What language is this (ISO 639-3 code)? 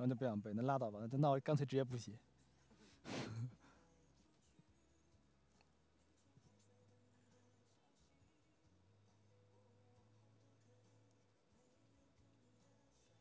zho